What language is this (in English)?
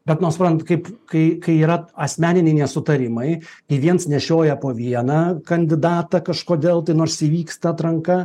Lithuanian